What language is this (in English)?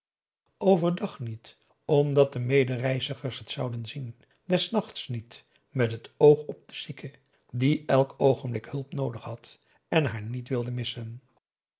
Dutch